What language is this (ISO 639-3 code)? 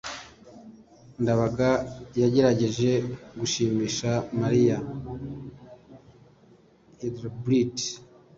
kin